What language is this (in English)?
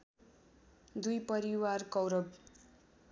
Nepali